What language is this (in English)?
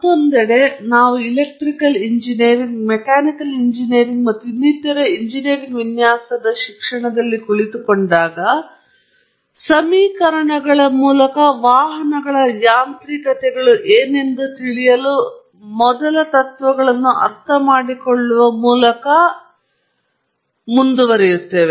Kannada